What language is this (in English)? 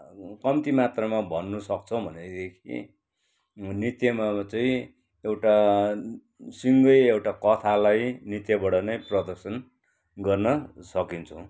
Nepali